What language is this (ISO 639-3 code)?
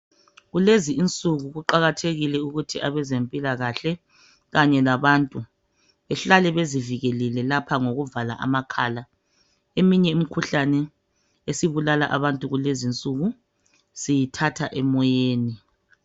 nde